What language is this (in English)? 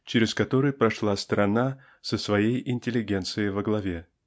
Russian